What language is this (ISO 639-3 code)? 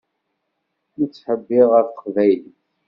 kab